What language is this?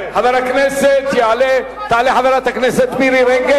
Hebrew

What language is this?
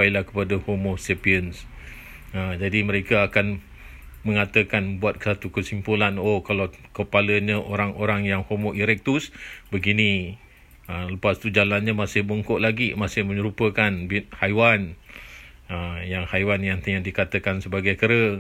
Malay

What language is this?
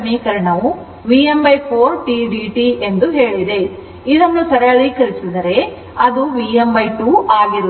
Kannada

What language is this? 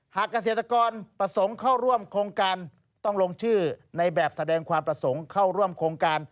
Thai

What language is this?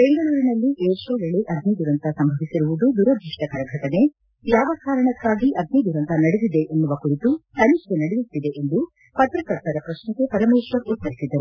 Kannada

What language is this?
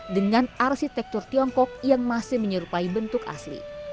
Indonesian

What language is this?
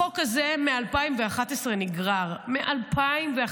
Hebrew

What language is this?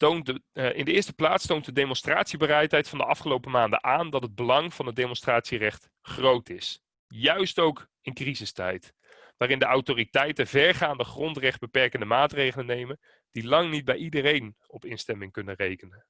Dutch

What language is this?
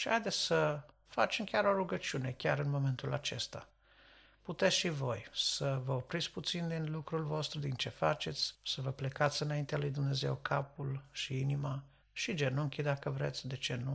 Romanian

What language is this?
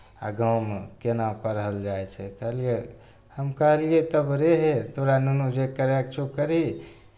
Maithili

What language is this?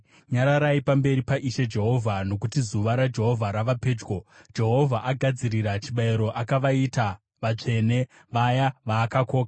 Shona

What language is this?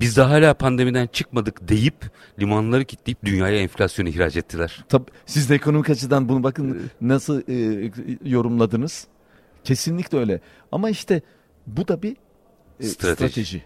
Turkish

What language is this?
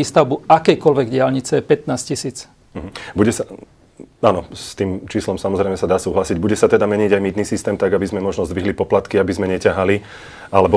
Slovak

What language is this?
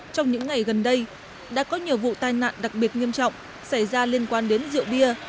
Vietnamese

